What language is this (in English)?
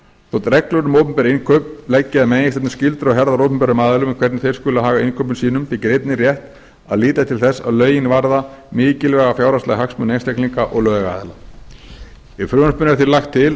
Icelandic